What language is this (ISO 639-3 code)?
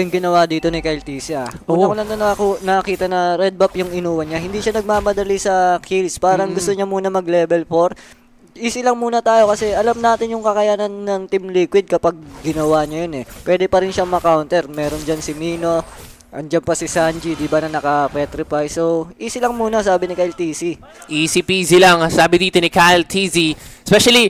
fil